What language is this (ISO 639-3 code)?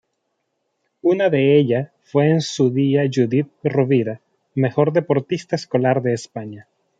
spa